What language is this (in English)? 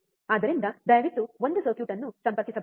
Kannada